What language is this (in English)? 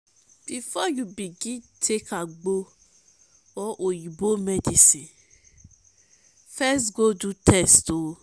Nigerian Pidgin